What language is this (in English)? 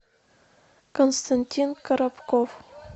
Russian